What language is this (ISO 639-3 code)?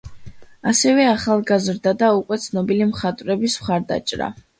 kat